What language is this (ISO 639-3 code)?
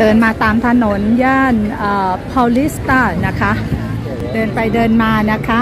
tha